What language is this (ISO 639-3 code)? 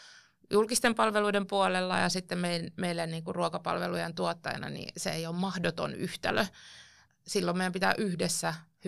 fin